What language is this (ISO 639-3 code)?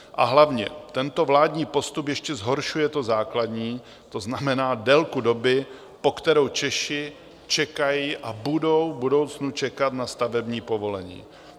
ces